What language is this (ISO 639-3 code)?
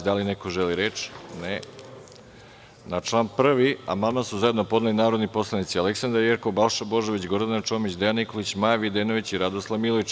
srp